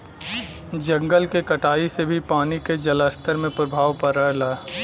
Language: Bhojpuri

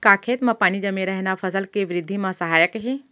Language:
Chhattisgarhi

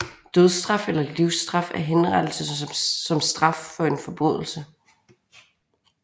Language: Danish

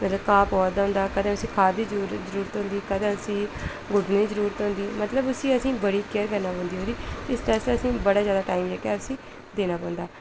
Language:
Dogri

